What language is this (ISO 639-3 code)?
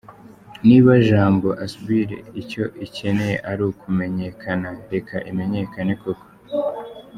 kin